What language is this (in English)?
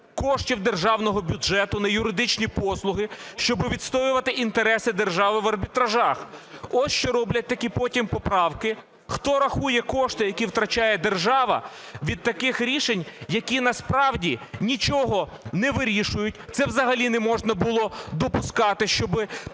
Ukrainian